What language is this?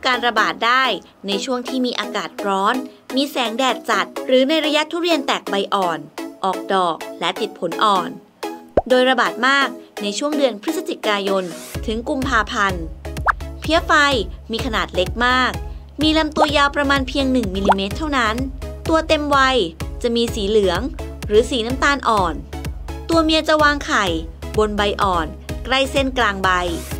Thai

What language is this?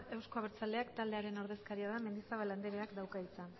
Basque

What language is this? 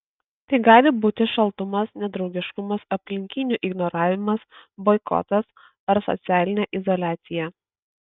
Lithuanian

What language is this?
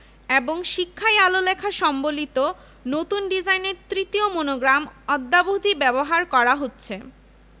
Bangla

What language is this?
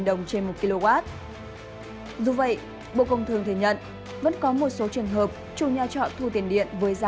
Vietnamese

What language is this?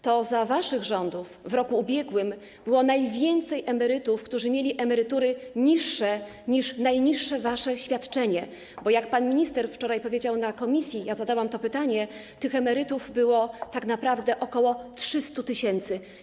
Polish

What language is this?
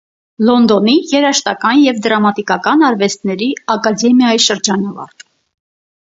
Armenian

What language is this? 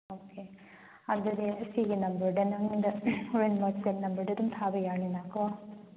Manipuri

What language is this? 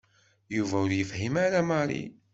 Kabyle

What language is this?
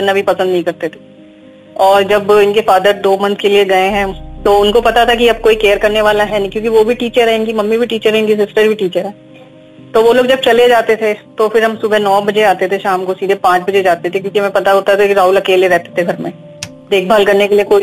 Hindi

